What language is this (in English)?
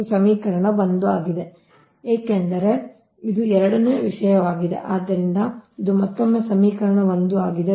Kannada